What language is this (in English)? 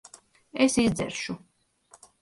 Latvian